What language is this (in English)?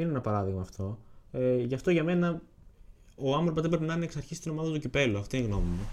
Greek